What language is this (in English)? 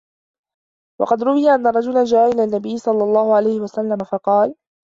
Arabic